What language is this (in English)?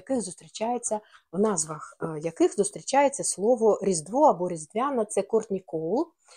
Ukrainian